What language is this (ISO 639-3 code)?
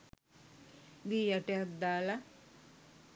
sin